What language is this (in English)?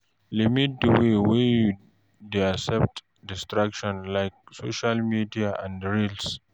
Nigerian Pidgin